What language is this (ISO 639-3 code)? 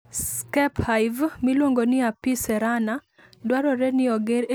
luo